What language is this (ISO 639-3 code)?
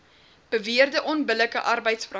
afr